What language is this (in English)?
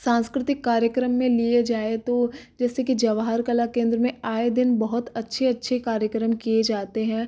Hindi